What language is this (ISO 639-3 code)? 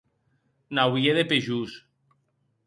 oci